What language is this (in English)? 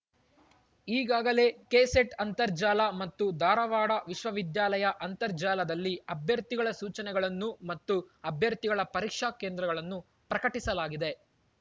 Kannada